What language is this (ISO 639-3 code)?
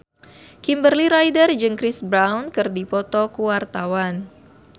sun